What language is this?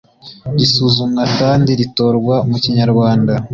Kinyarwanda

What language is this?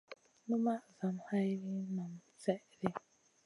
Masana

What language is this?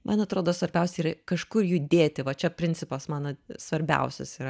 Lithuanian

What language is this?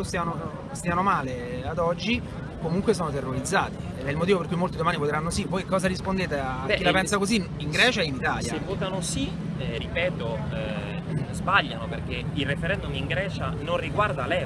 Italian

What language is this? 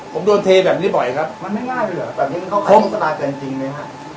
Thai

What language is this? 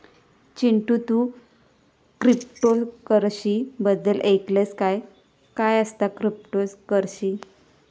Marathi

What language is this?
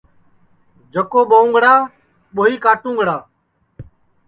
Sansi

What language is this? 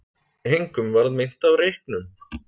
Icelandic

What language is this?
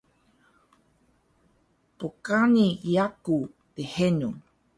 Taroko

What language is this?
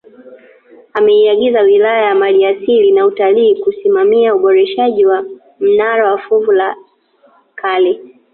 Swahili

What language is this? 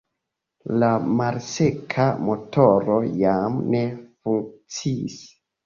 Esperanto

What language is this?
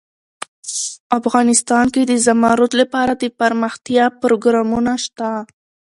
Pashto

